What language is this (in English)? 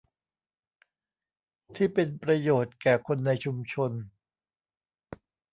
Thai